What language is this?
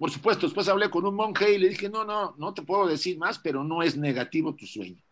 Spanish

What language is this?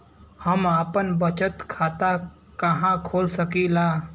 Bhojpuri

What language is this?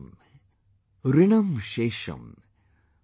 English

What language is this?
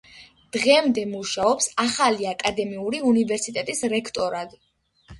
Georgian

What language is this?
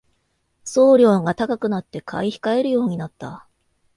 Japanese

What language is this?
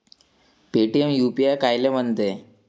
Marathi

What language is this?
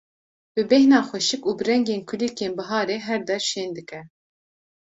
Kurdish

